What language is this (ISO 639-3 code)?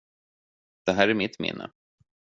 swe